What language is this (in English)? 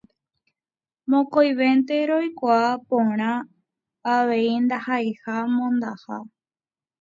Guarani